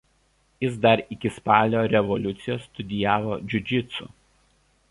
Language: Lithuanian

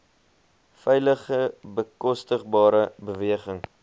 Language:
Afrikaans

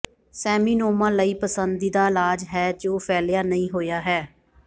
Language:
Punjabi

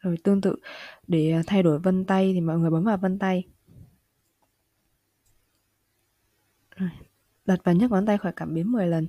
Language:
Vietnamese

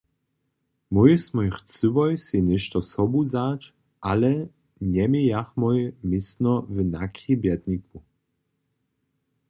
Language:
Upper Sorbian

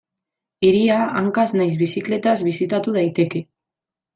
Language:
Basque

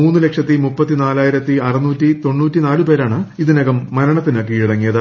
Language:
Malayalam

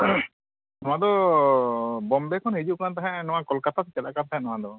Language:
Santali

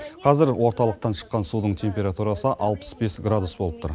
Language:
Kazakh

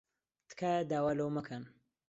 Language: Central Kurdish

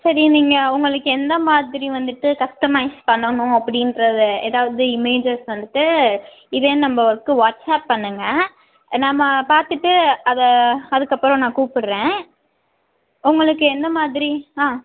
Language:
Tamil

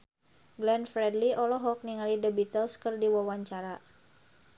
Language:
Sundanese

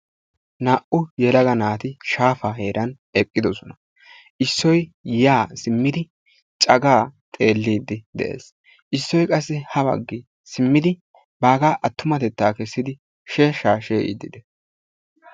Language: Wolaytta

